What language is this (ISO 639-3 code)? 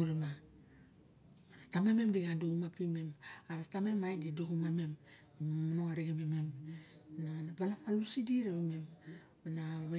bjk